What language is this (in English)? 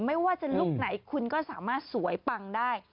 Thai